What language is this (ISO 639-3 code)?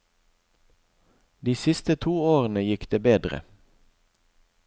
nor